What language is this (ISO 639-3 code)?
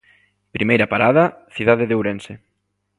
glg